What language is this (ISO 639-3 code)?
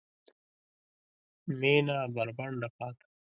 pus